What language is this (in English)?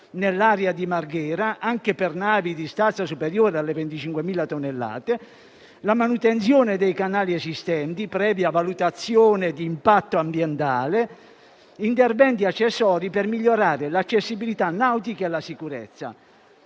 Italian